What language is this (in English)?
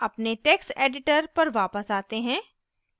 Hindi